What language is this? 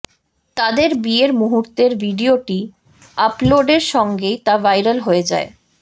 Bangla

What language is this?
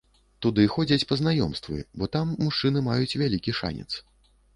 Belarusian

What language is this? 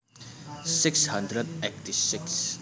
Javanese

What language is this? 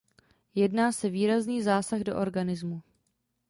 Czech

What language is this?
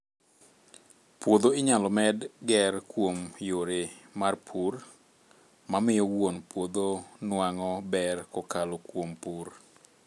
Luo (Kenya and Tanzania)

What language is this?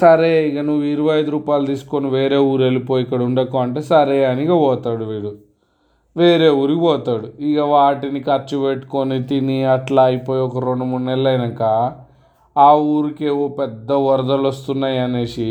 Telugu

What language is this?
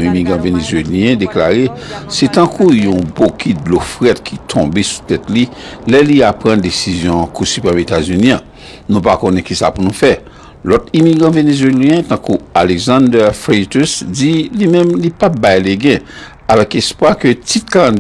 French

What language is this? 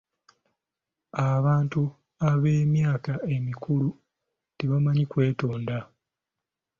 Ganda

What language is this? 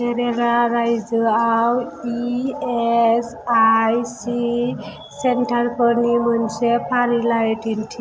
Bodo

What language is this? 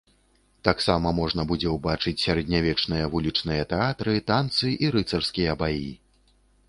Belarusian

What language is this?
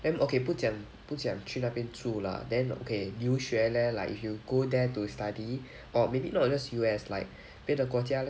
English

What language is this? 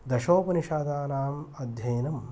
Sanskrit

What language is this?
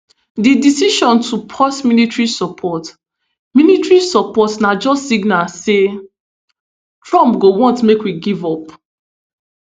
Nigerian Pidgin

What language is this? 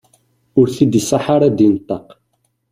Kabyle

